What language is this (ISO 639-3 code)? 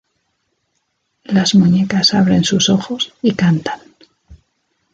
spa